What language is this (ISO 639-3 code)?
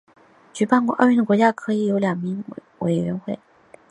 zho